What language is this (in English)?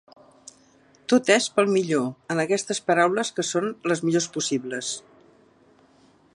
Catalan